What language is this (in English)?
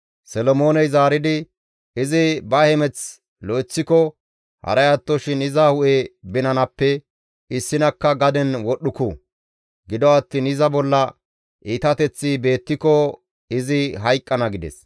Gamo